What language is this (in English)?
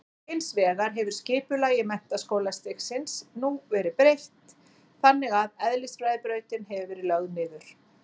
Icelandic